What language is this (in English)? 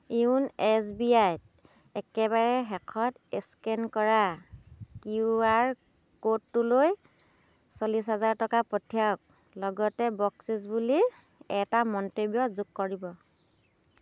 Assamese